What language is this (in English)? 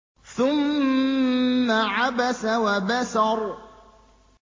Arabic